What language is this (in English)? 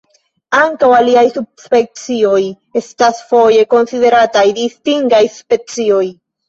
Esperanto